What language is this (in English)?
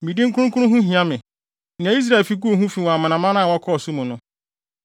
Akan